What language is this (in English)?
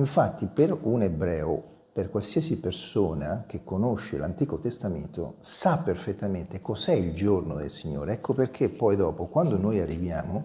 Italian